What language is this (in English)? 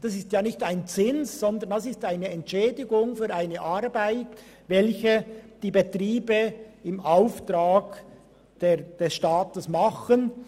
Swiss German